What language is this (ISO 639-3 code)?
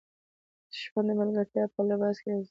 pus